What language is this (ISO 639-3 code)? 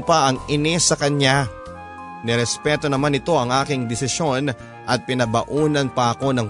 fil